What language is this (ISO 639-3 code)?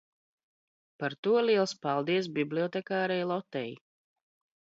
lav